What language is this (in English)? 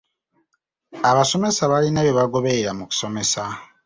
Ganda